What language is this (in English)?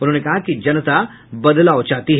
Hindi